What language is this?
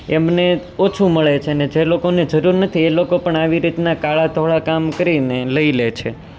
Gujarati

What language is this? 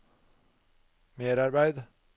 Norwegian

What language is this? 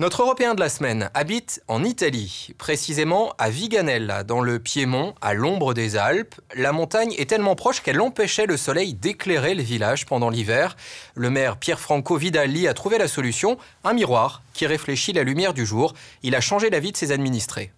French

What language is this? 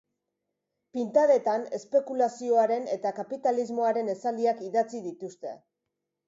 Basque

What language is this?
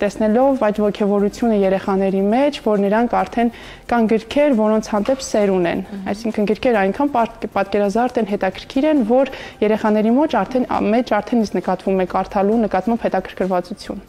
Romanian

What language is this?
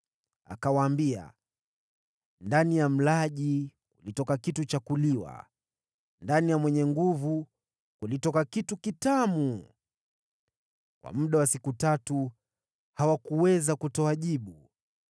Swahili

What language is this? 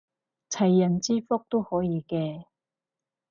Cantonese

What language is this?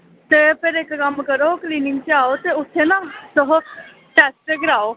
Dogri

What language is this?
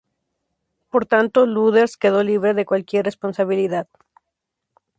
Spanish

